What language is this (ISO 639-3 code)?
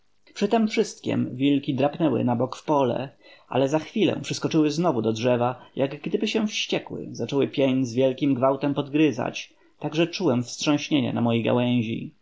pol